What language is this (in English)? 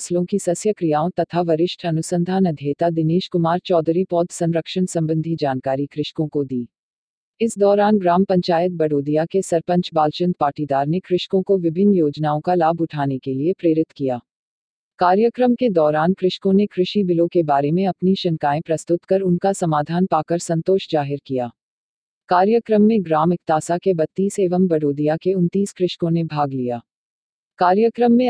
Hindi